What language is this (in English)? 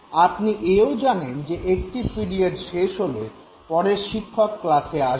Bangla